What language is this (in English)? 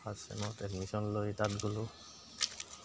Assamese